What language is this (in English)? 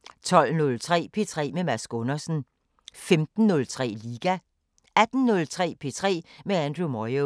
Danish